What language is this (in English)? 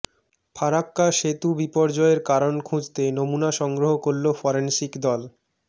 Bangla